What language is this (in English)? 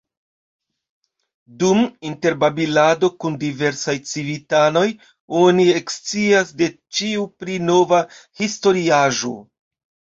Esperanto